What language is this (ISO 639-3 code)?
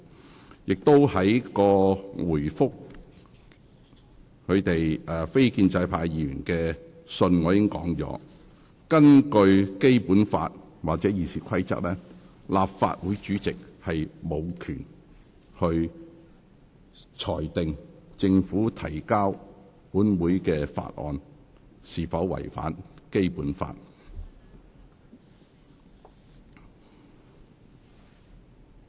yue